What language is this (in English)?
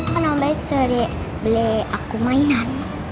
Indonesian